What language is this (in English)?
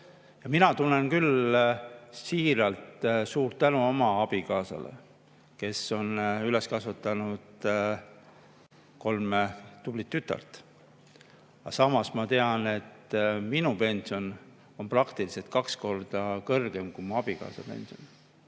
Estonian